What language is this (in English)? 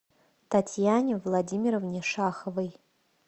Russian